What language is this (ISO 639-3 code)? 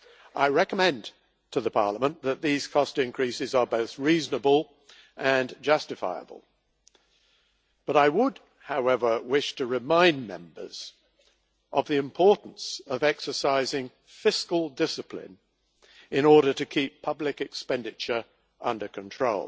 eng